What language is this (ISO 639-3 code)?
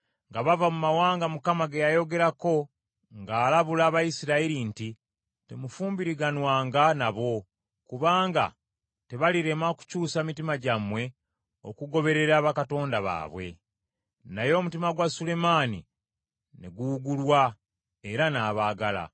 lug